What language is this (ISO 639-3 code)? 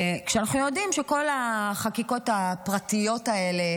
heb